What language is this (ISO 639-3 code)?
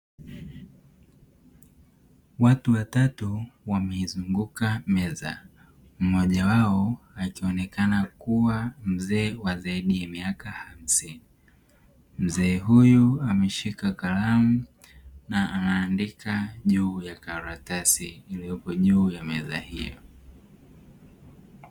swa